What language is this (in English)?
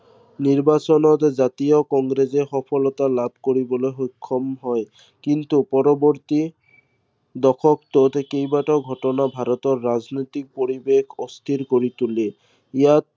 Assamese